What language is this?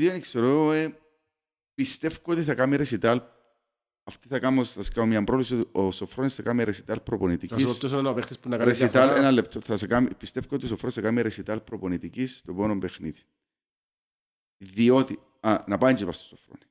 Greek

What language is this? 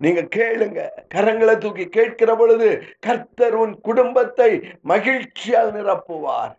Tamil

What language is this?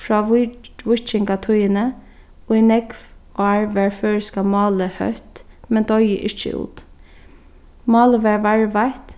Faroese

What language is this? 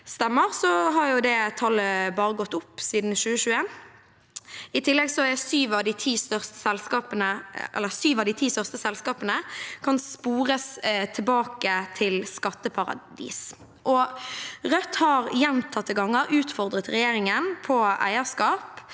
Norwegian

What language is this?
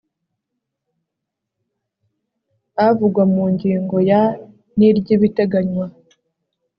Kinyarwanda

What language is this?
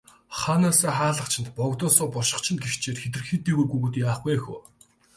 Mongolian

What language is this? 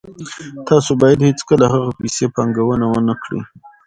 Pashto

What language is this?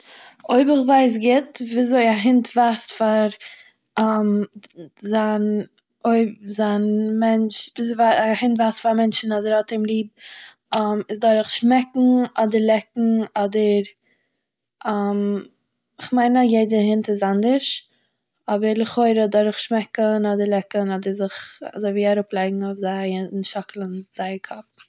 Yiddish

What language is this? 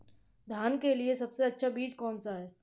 Hindi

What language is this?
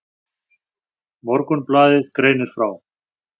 Icelandic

